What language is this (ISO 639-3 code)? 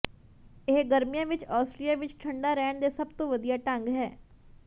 pan